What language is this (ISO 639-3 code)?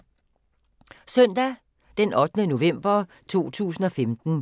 dan